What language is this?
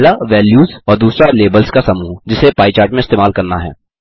Hindi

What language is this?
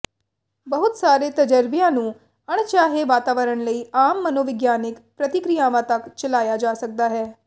Punjabi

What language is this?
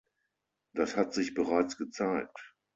German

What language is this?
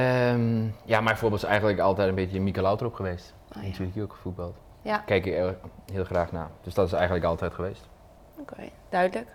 Dutch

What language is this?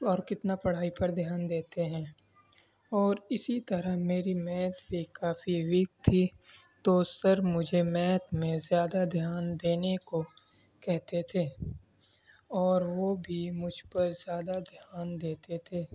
Urdu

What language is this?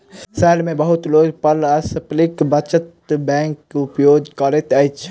Maithili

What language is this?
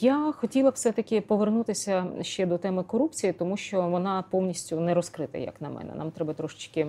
Ukrainian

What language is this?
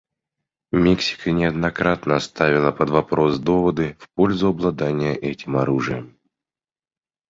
Russian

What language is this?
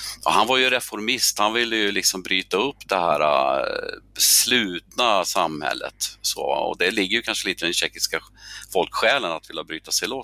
Swedish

